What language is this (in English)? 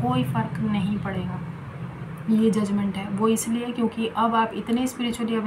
Hindi